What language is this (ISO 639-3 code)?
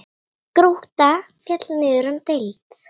isl